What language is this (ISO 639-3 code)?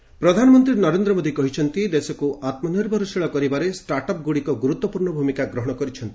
ori